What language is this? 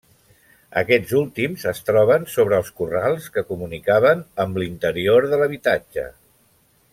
Catalan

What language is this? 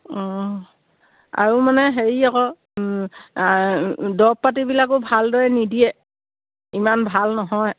Assamese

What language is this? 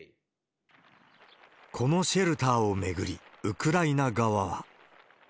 Japanese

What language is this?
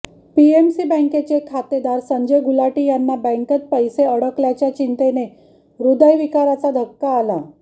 Marathi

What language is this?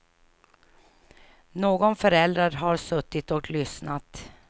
Swedish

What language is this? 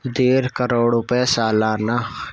Urdu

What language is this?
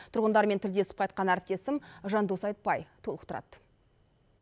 Kazakh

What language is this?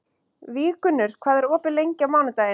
Icelandic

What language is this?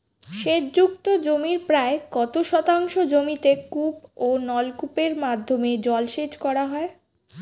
Bangla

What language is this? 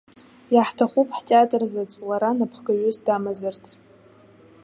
Abkhazian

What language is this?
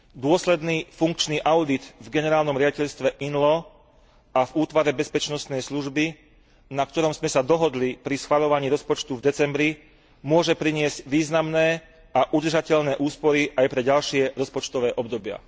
Slovak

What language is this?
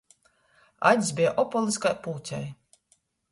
Latgalian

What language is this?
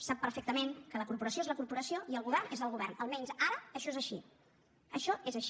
Catalan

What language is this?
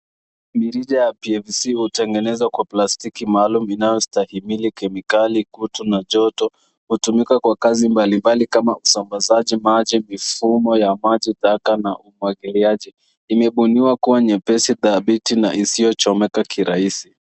Swahili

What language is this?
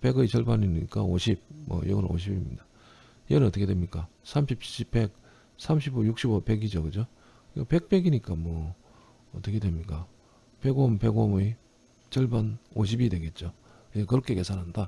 Korean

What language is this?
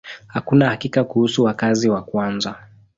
Swahili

